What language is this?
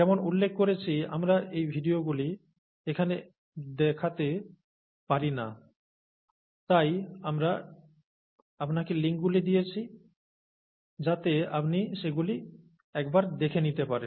Bangla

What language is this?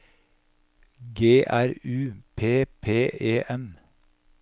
Norwegian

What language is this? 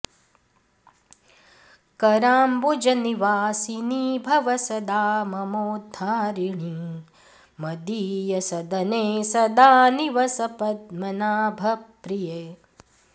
Sanskrit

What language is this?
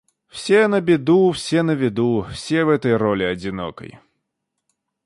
Russian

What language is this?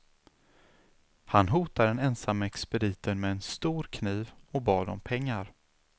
Swedish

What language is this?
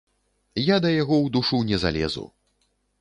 Belarusian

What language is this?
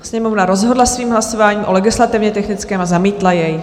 Czech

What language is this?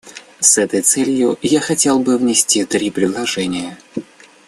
Russian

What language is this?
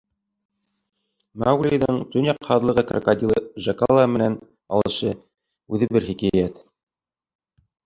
Bashkir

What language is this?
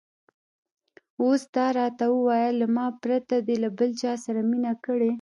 Pashto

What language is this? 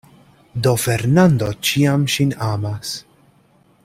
Esperanto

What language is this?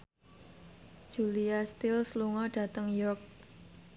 Javanese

